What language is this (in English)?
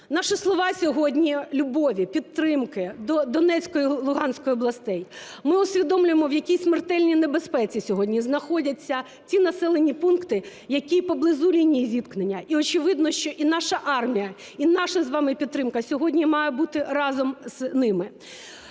Ukrainian